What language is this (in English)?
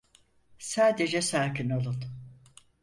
Turkish